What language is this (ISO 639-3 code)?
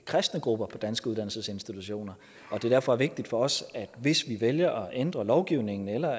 dan